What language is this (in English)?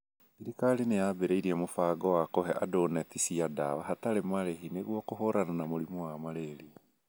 Kikuyu